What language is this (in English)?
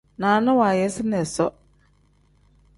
Tem